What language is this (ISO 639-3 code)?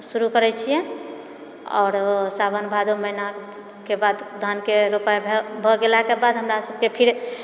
mai